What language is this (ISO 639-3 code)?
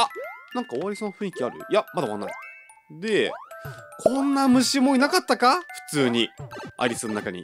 jpn